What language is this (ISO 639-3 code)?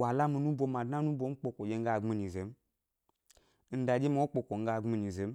gby